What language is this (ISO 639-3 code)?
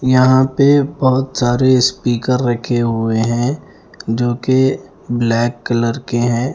hin